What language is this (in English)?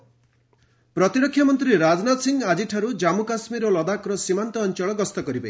Odia